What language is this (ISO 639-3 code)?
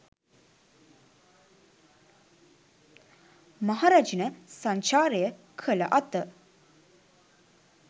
sin